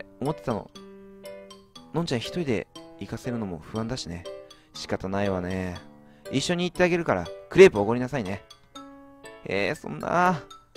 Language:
Japanese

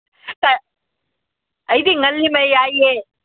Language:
Manipuri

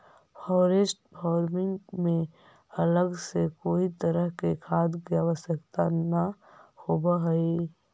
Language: Magahi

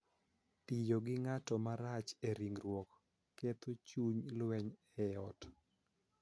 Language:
Luo (Kenya and Tanzania)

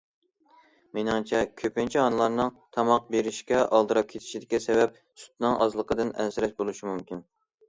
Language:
Uyghur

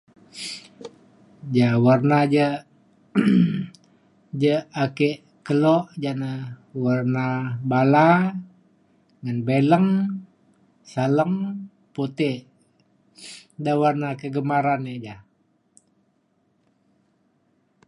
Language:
Mainstream Kenyah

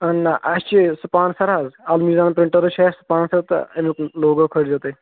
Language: Kashmiri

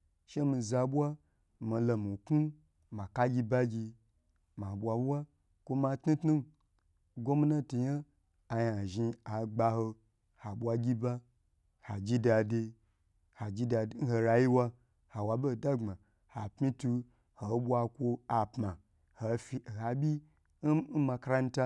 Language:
Gbagyi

